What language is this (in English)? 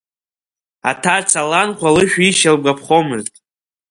Abkhazian